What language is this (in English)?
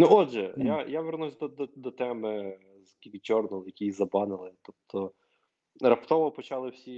Ukrainian